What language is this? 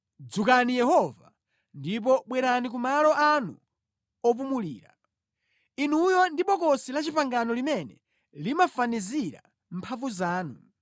Nyanja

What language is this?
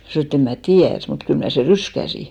Finnish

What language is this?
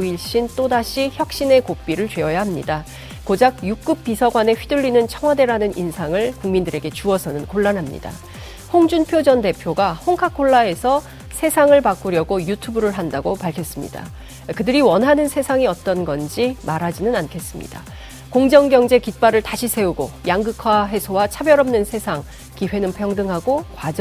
Korean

